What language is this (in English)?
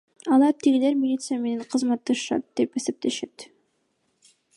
Kyrgyz